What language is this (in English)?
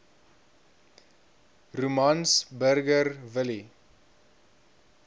Afrikaans